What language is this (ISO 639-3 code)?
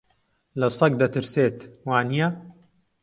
ckb